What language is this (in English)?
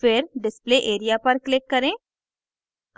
Hindi